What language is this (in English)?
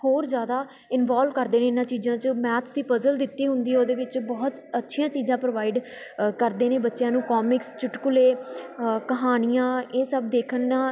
Punjabi